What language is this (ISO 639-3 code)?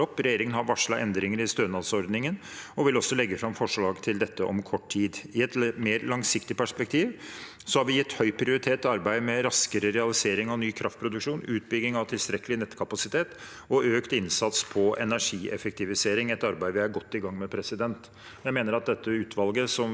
nor